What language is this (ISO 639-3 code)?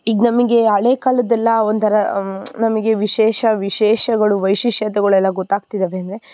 kan